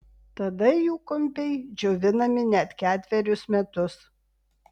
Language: Lithuanian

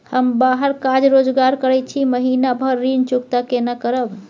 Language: Maithili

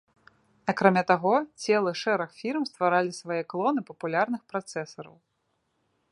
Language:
Belarusian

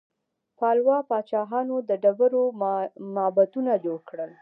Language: Pashto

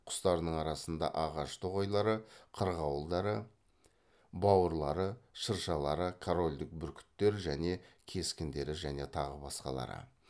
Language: Kazakh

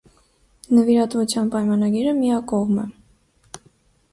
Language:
Armenian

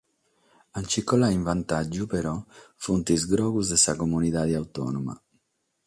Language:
Sardinian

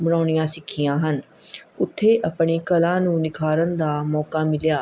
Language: Punjabi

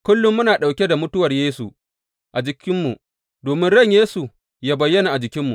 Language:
Hausa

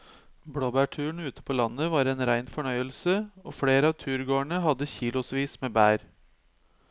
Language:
Norwegian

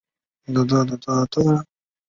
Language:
Chinese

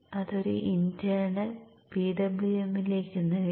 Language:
Malayalam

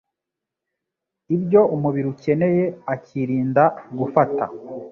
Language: Kinyarwanda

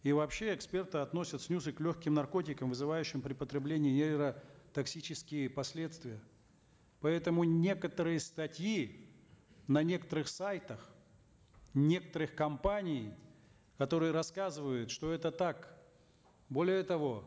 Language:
Kazakh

